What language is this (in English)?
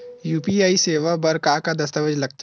Chhattisgarhi